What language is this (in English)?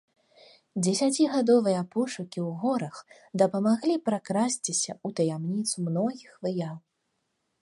Belarusian